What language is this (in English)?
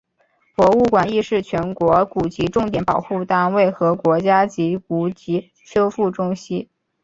Chinese